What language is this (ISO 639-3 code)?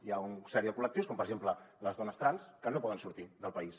cat